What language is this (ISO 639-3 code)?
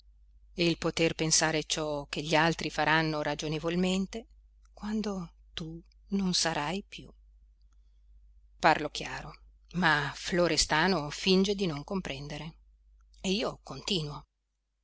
ita